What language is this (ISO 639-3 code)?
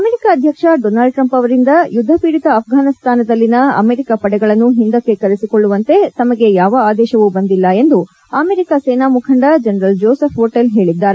kan